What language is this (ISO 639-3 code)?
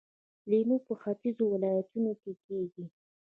pus